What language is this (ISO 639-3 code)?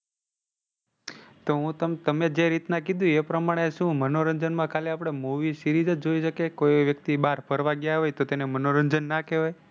guj